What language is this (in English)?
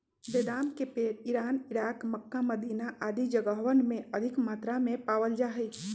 Magahi